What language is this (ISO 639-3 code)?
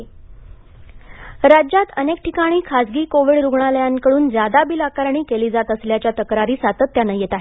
mar